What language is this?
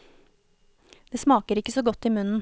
Norwegian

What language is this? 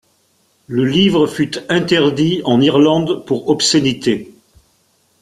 French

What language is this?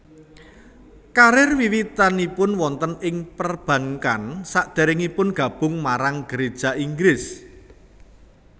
Javanese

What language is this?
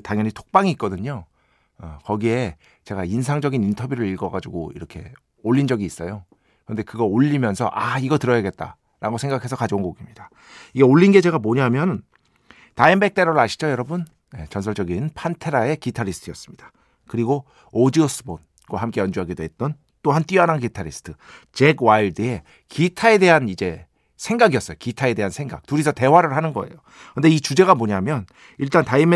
Korean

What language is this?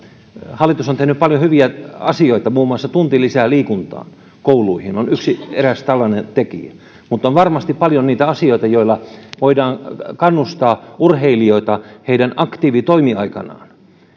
Finnish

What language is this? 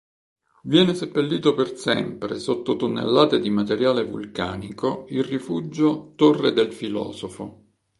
Italian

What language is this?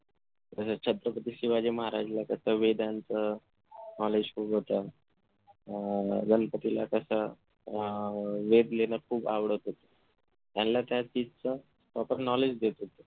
Marathi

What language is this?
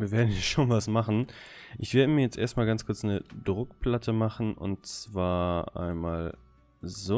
German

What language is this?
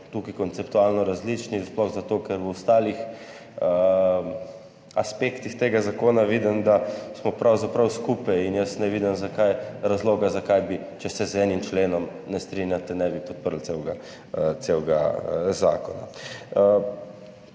Slovenian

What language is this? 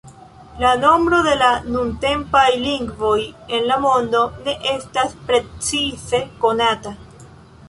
Esperanto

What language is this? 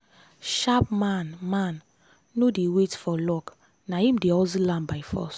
Nigerian Pidgin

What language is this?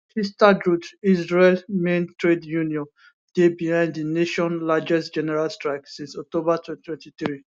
Nigerian Pidgin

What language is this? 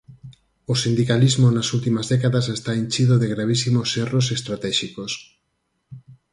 Galician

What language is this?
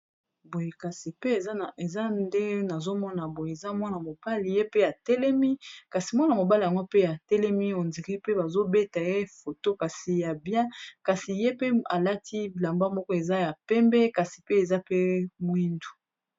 Lingala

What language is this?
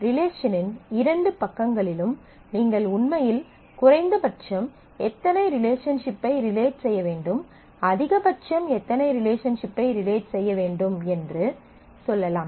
Tamil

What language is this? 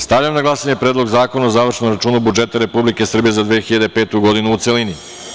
Serbian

